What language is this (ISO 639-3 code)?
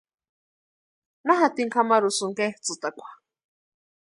pua